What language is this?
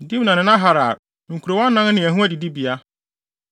Akan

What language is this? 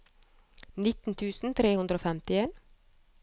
Norwegian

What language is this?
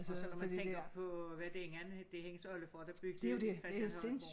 Danish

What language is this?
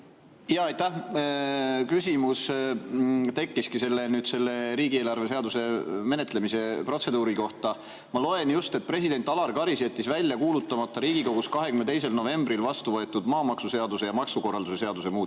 Estonian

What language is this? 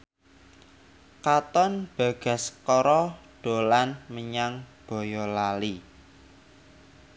Javanese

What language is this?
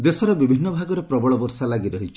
Odia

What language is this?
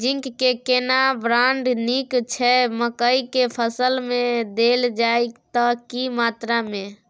Maithili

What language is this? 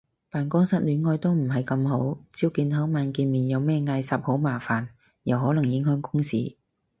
Cantonese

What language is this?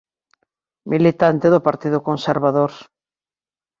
Galician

